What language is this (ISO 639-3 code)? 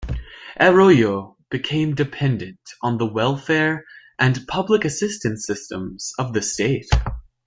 eng